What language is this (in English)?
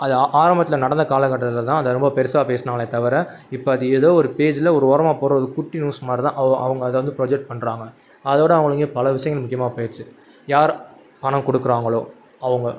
Tamil